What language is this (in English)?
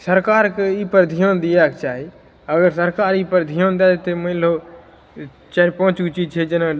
Maithili